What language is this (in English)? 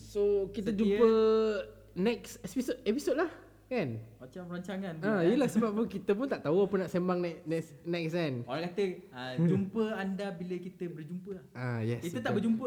Malay